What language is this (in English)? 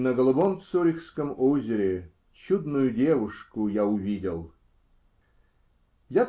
Russian